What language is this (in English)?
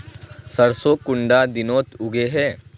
Magahi